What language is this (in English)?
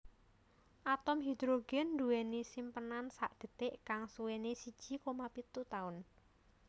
Javanese